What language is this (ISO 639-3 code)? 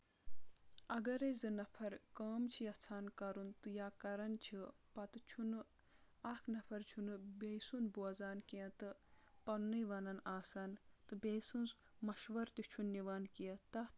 kas